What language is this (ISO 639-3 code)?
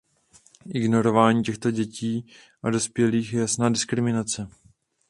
ces